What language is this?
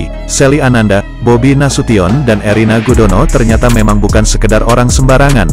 Indonesian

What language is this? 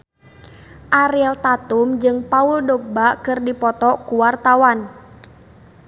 Sundanese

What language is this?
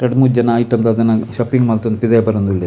Tulu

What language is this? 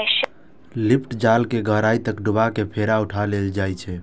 Maithili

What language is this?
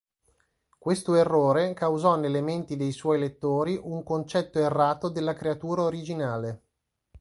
Italian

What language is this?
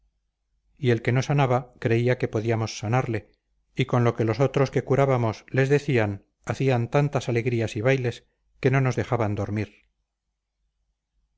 Spanish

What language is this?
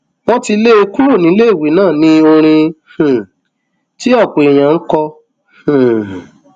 Yoruba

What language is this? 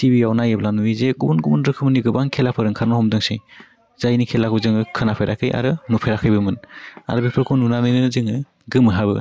Bodo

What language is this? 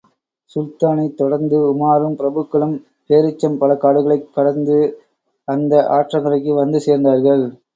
Tamil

